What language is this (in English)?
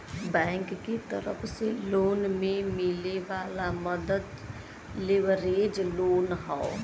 Bhojpuri